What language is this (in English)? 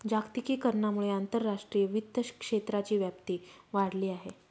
Marathi